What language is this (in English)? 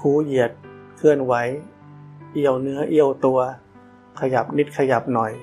Thai